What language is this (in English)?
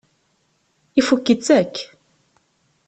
Kabyle